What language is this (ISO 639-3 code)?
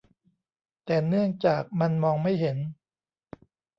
tha